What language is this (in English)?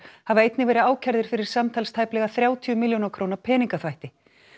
Icelandic